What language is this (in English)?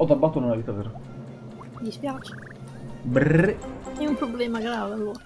Italian